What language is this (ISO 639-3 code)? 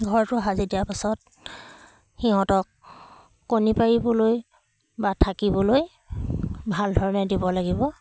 asm